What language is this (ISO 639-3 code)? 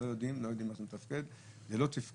heb